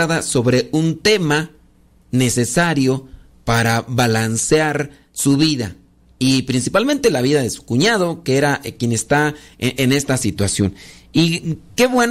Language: Spanish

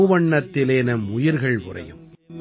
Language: Tamil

